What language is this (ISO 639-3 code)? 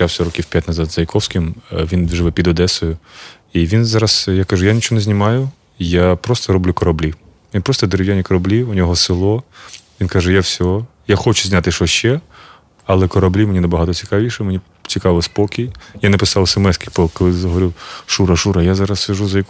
ukr